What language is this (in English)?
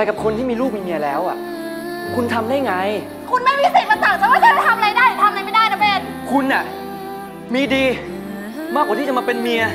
Thai